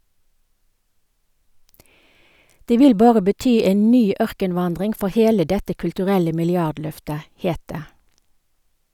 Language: Norwegian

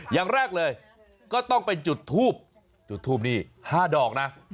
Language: Thai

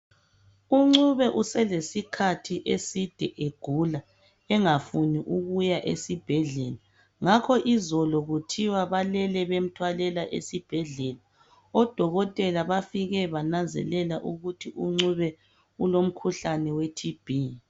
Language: North Ndebele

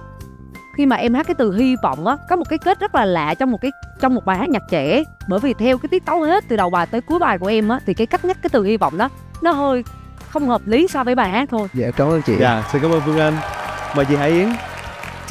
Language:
Vietnamese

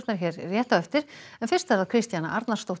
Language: Icelandic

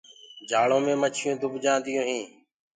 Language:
Gurgula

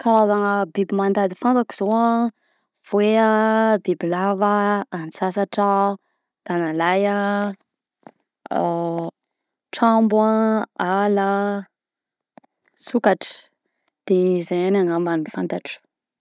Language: Southern Betsimisaraka Malagasy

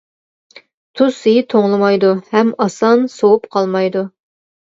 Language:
Uyghur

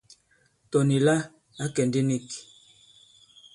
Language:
Bankon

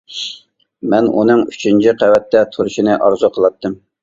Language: Uyghur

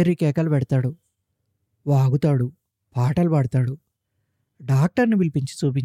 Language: Telugu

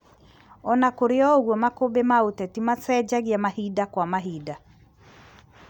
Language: Kikuyu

